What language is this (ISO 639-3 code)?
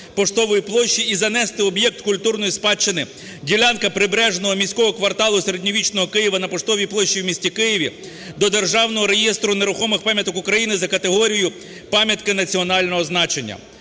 ukr